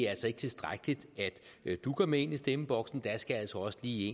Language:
Danish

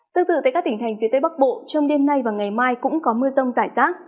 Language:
Vietnamese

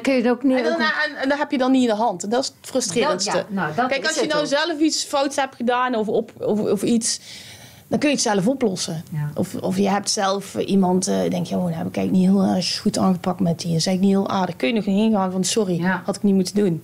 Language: Dutch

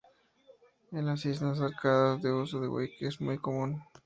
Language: Spanish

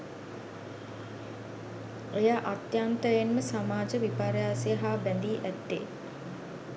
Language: Sinhala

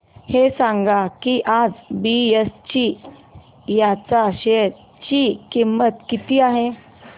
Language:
Marathi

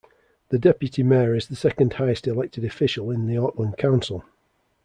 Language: English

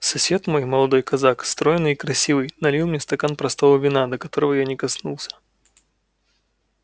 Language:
Russian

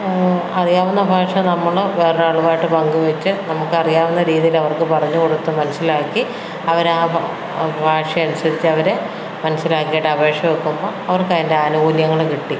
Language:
Malayalam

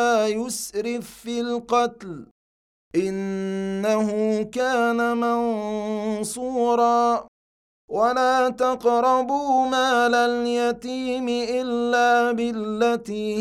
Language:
Arabic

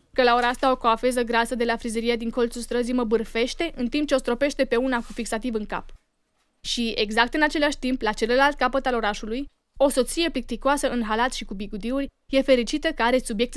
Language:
Romanian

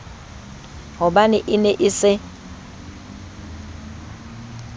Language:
Southern Sotho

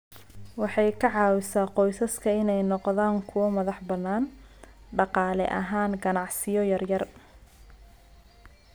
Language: Somali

